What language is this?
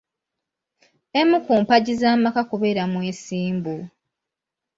Ganda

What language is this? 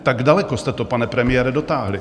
Czech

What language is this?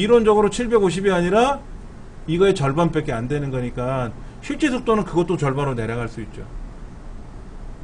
Korean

